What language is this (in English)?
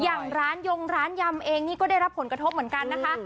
Thai